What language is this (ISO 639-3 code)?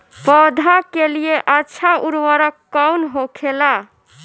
bho